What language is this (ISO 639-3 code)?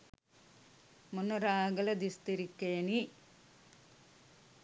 sin